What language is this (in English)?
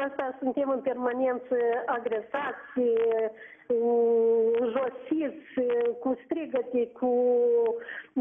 Romanian